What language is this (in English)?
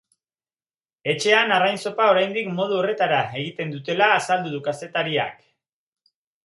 Basque